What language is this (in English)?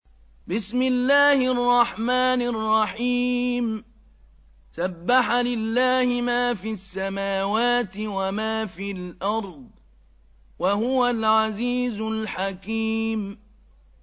Arabic